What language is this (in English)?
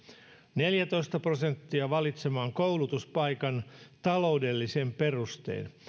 Finnish